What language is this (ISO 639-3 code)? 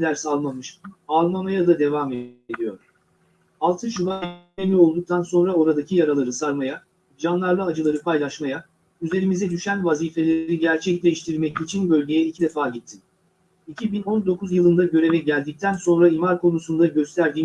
tur